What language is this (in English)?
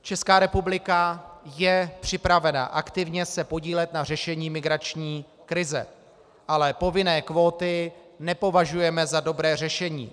Czech